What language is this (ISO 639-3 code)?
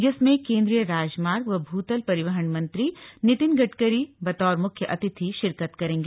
hin